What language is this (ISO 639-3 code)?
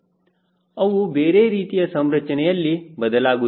kan